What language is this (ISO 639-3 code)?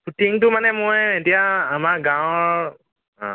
asm